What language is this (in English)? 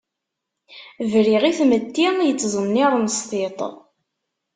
Kabyle